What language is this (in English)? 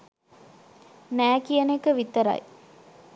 Sinhala